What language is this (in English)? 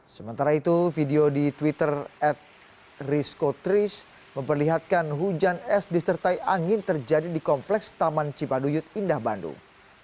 Indonesian